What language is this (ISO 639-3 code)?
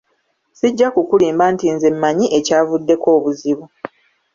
lug